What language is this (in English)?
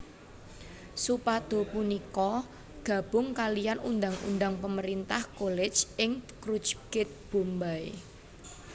Javanese